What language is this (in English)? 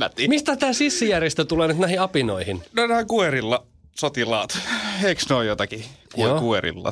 Finnish